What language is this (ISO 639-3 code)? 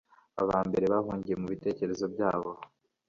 kin